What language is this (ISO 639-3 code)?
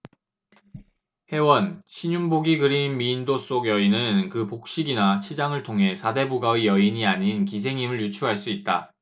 kor